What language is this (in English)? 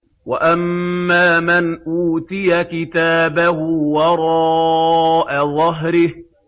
Arabic